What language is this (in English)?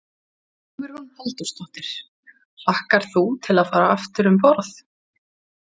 Icelandic